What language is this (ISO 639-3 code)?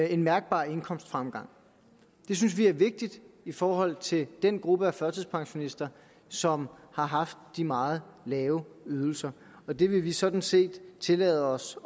dan